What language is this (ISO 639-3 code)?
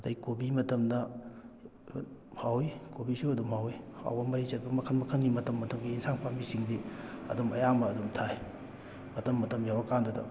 mni